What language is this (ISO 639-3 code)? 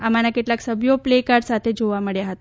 guj